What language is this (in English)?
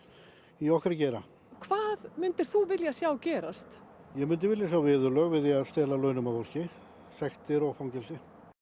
Icelandic